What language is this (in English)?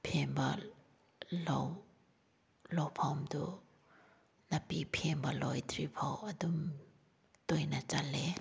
Manipuri